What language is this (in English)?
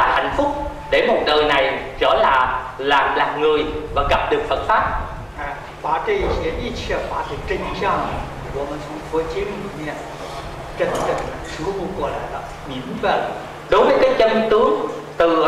Vietnamese